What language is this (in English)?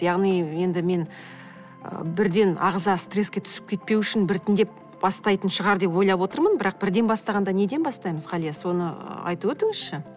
Kazakh